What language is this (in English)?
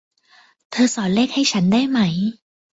Thai